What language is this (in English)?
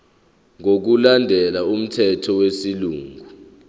Zulu